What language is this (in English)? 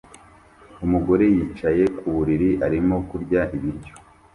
Kinyarwanda